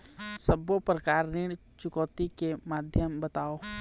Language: Chhattisgarhi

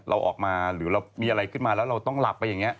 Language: Thai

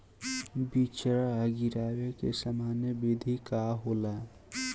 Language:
Bhojpuri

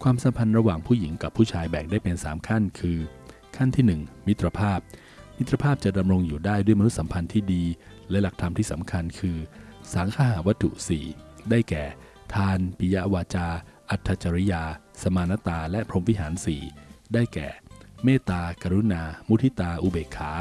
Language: Thai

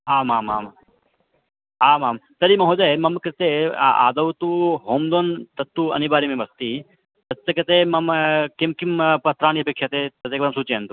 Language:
Sanskrit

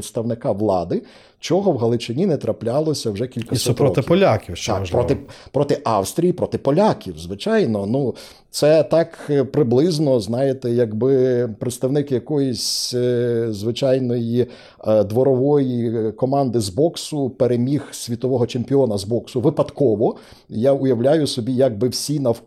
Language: Ukrainian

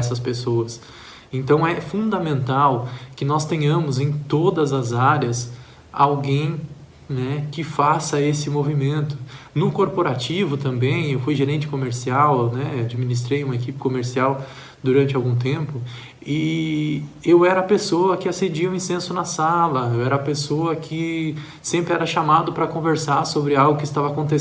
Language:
Portuguese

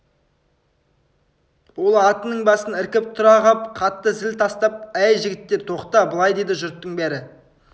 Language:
Kazakh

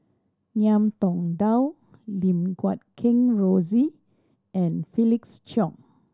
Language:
English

